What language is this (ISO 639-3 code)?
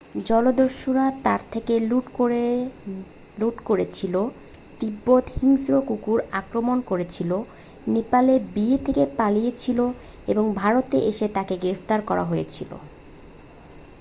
ben